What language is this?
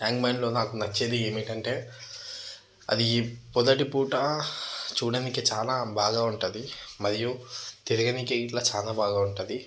Telugu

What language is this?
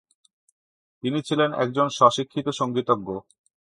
Bangla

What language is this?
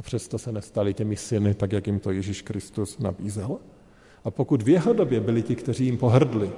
Czech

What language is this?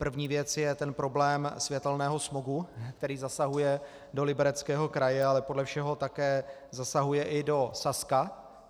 Czech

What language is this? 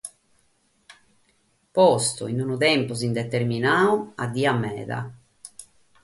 Sardinian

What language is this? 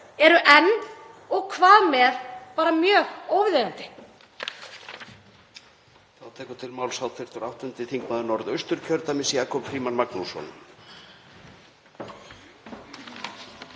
Icelandic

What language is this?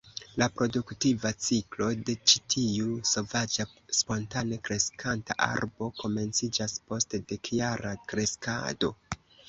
Esperanto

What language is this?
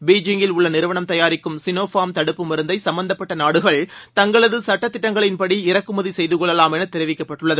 Tamil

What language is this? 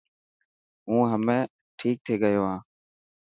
Dhatki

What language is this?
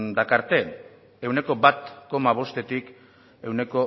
Basque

